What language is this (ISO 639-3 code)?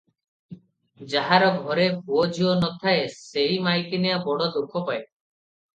ori